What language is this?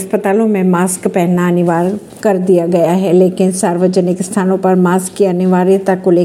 Hindi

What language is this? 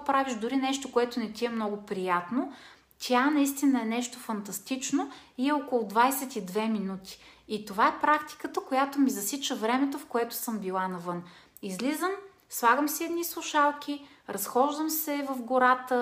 Bulgarian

